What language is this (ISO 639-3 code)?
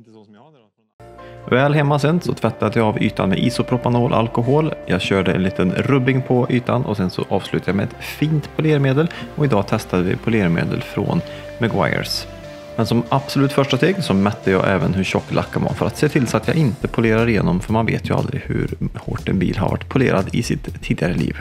swe